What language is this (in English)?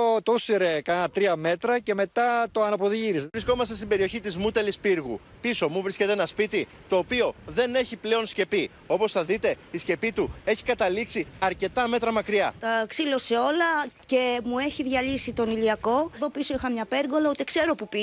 Greek